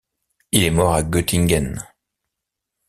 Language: French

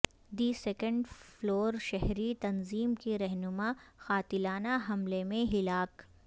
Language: Urdu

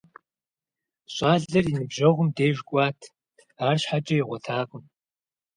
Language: Kabardian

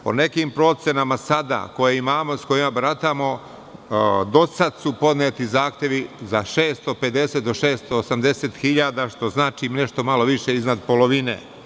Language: Serbian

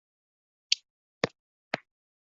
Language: Chinese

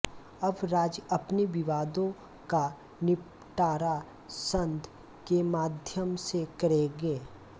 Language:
Hindi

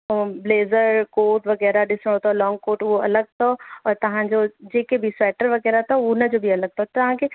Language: Sindhi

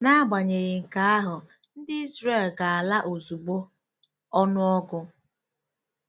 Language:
Igbo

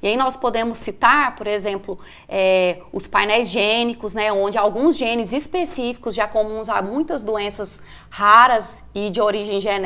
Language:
Portuguese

